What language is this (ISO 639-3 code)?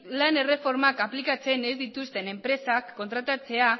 eus